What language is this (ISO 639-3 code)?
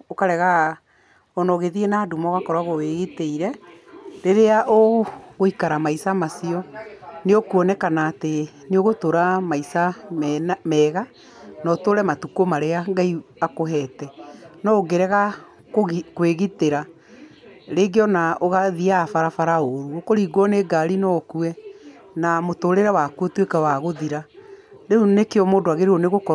kik